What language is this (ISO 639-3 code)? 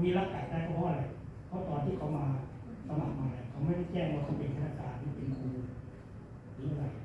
tha